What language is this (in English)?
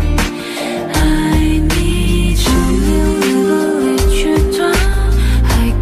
Korean